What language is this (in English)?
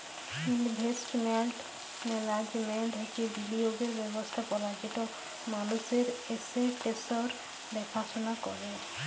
Bangla